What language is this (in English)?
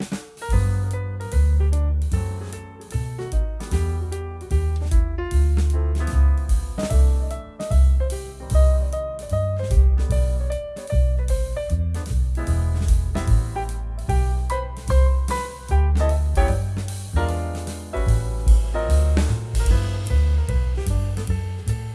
Spanish